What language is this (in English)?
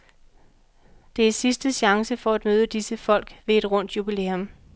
Danish